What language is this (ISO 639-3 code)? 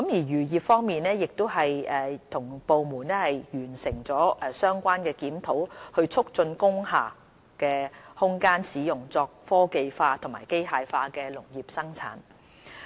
yue